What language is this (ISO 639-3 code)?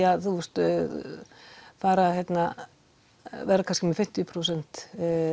isl